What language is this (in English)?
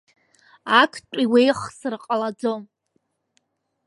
Abkhazian